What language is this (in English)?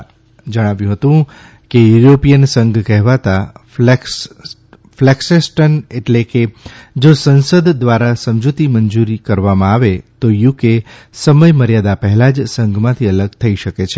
Gujarati